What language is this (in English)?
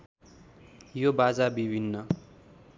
Nepali